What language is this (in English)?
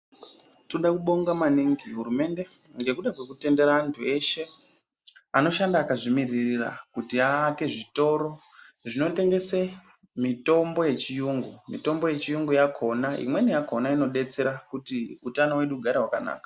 Ndau